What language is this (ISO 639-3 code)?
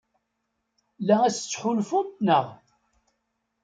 kab